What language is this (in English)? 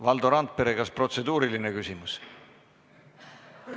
Estonian